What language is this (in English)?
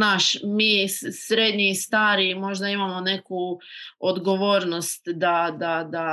Croatian